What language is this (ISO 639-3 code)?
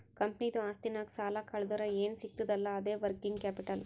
kan